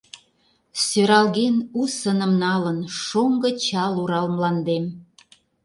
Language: Mari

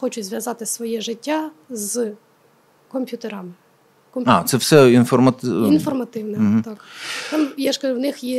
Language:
Ukrainian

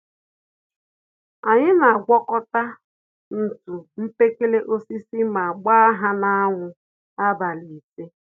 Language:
Igbo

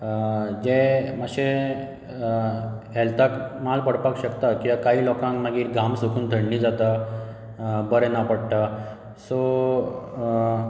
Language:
Konkani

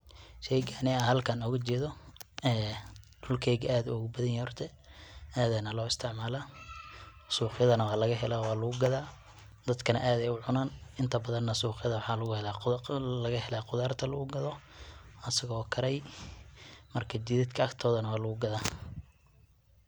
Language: Somali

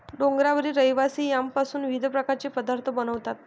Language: Marathi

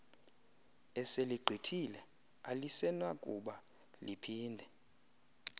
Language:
Xhosa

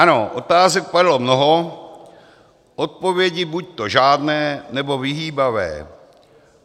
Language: Czech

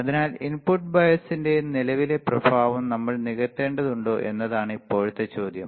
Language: Malayalam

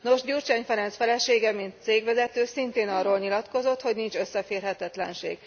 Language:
Hungarian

